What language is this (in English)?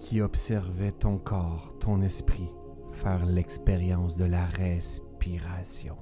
French